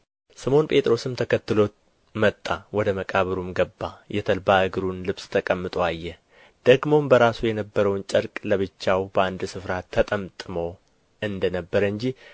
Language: Amharic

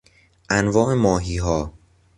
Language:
Persian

